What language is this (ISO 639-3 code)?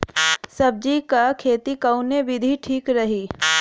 bho